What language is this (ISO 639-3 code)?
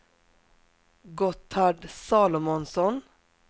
swe